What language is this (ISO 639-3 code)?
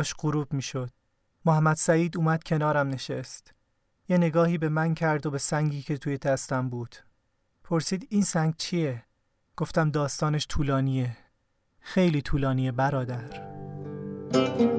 fas